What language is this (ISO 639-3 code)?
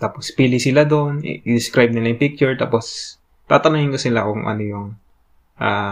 fil